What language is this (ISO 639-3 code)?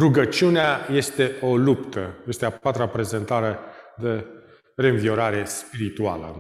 ron